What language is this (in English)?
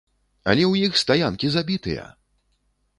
Belarusian